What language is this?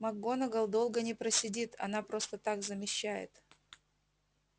Russian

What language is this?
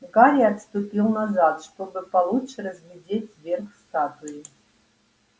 Russian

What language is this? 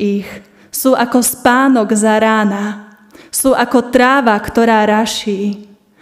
Slovak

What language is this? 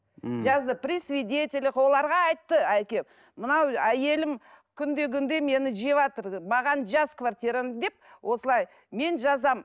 Kazakh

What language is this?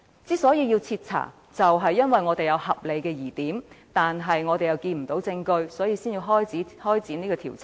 Cantonese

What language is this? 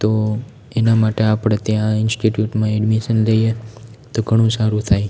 Gujarati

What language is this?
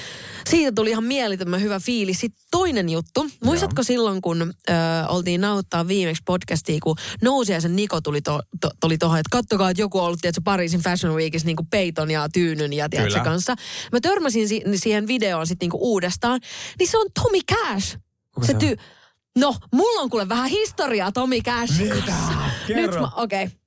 Finnish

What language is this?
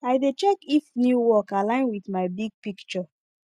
Nigerian Pidgin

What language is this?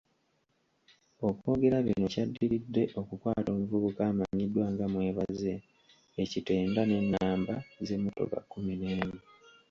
Ganda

